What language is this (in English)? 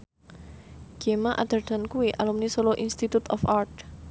Javanese